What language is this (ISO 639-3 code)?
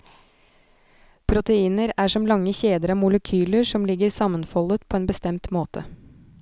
nor